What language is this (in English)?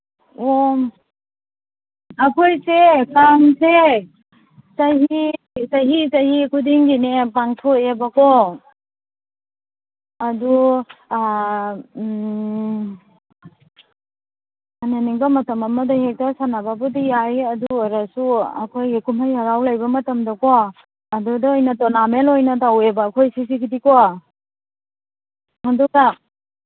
Manipuri